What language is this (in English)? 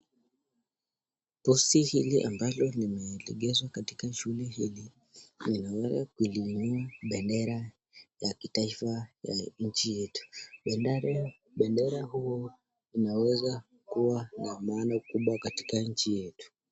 Swahili